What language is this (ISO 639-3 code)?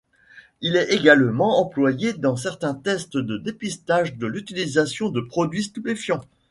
fra